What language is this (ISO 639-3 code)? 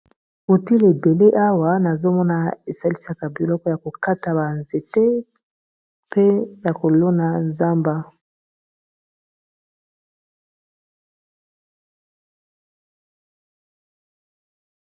lin